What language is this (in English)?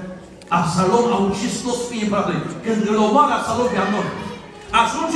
Romanian